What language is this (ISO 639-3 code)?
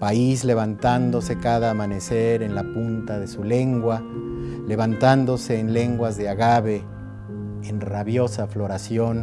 spa